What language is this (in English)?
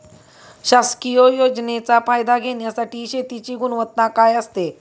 Marathi